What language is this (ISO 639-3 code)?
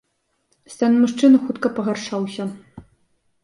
bel